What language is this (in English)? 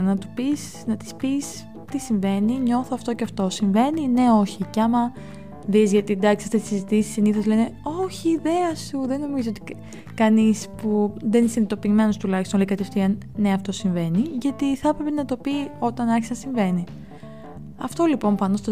Greek